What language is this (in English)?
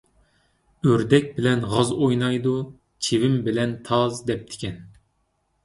Uyghur